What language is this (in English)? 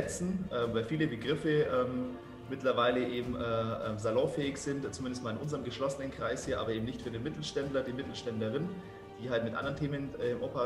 German